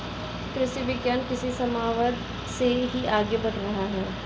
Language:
Hindi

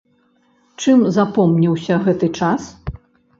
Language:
Belarusian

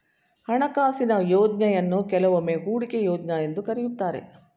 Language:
Kannada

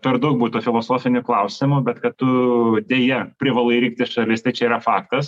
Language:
Lithuanian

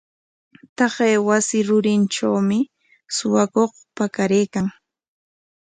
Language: Corongo Ancash Quechua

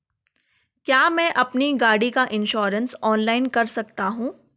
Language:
Hindi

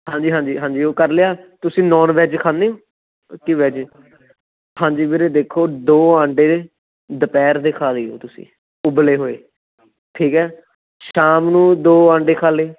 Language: Punjabi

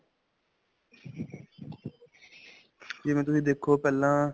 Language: Punjabi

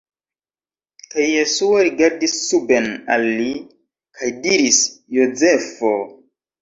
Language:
Esperanto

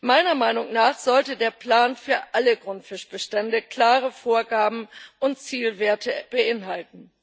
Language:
German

